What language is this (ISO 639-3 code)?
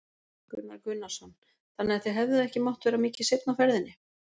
isl